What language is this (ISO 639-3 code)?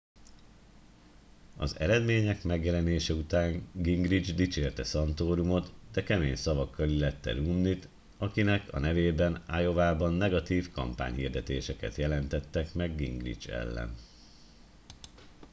hun